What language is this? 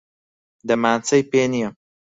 Central Kurdish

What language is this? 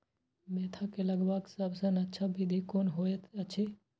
Maithili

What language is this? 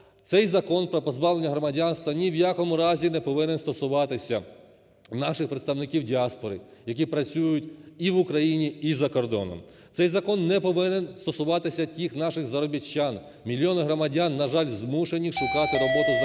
Ukrainian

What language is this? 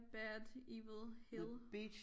Danish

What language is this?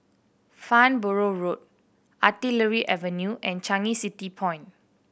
English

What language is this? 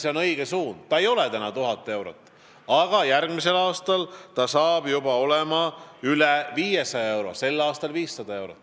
Estonian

